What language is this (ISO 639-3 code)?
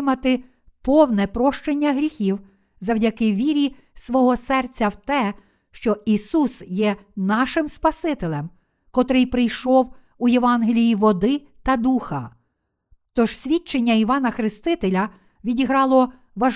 ukr